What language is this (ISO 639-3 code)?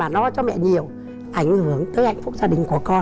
vie